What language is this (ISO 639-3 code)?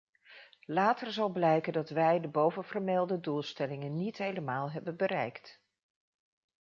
nld